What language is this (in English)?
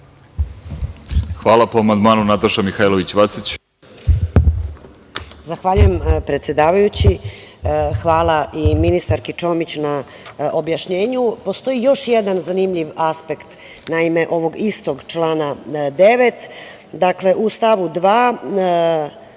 Serbian